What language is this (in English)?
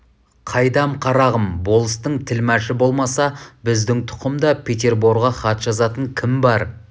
Kazakh